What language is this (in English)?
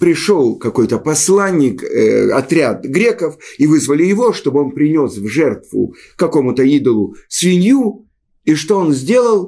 Russian